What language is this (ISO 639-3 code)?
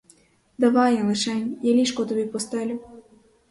ukr